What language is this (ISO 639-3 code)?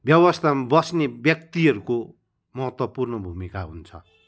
nep